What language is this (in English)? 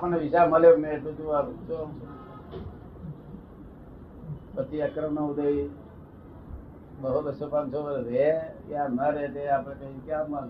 Gujarati